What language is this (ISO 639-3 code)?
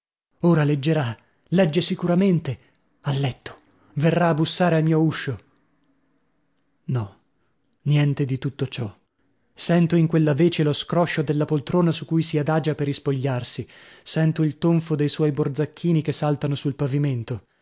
ita